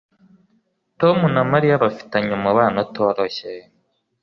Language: Kinyarwanda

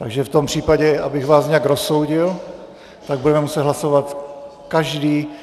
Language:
Czech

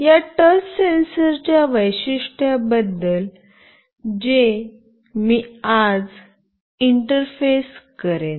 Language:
Marathi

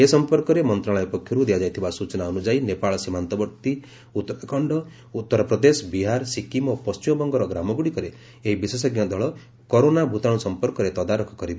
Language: Odia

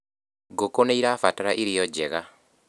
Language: Kikuyu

